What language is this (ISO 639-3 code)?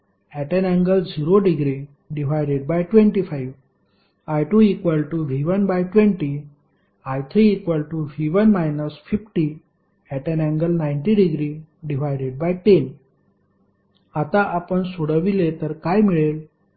mar